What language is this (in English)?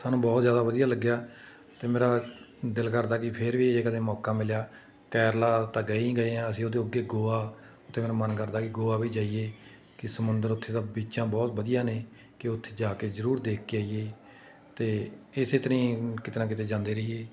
Punjabi